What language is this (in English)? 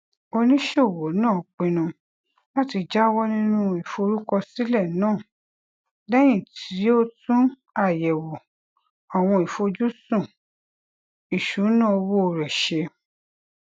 Yoruba